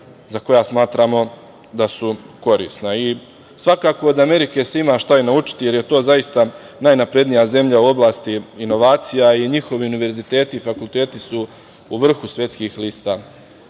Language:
Serbian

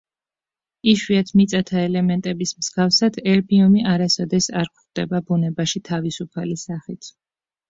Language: Georgian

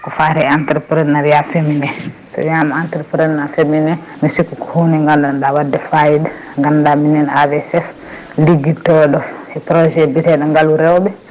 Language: Fula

